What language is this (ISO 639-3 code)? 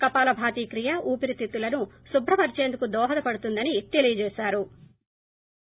tel